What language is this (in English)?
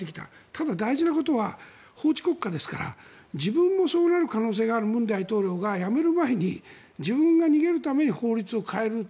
Japanese